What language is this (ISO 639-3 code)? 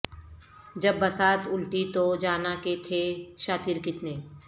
urd